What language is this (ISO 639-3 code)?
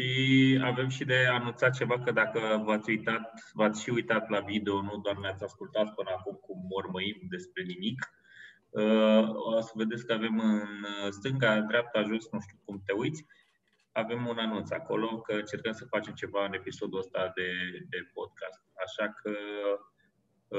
ron